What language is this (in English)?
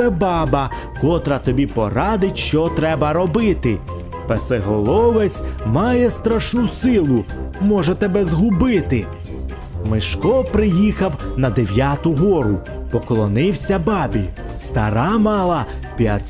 Ukrainian